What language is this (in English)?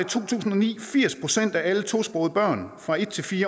Danish